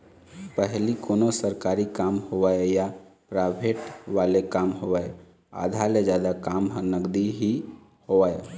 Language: Chhattisgarhi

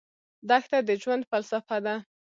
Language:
Pashto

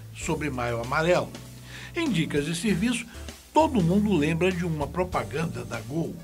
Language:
Portuguese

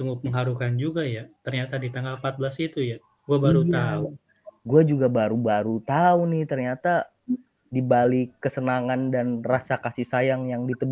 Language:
Indonesian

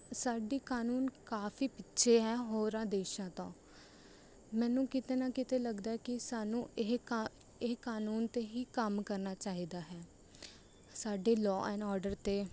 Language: Punjabi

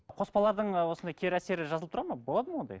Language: Kazakh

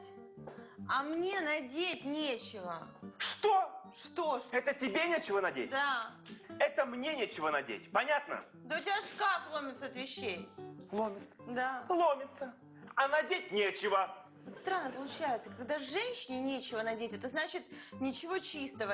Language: Russian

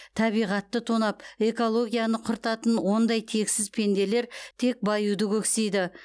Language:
Kazakh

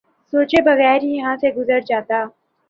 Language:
Urdu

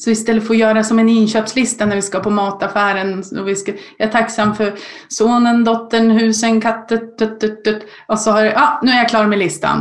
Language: Swedish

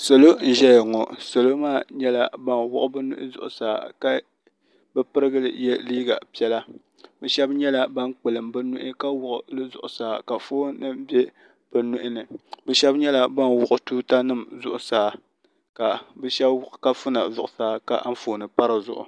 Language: Dagbani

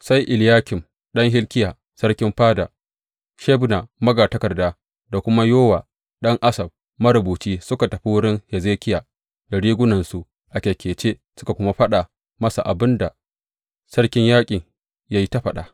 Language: Hausa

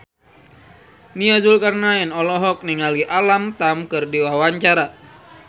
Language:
Sundanese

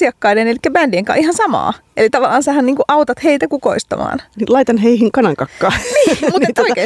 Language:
Finnish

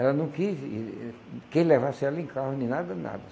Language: Portuguese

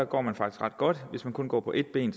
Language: Danish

